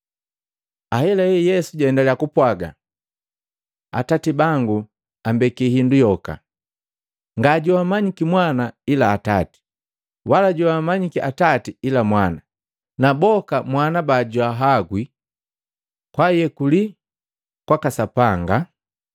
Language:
Matengo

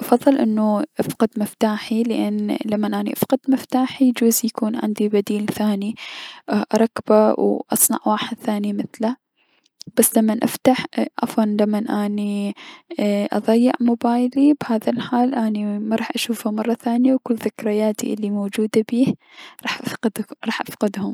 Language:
Mesopotamian Arabic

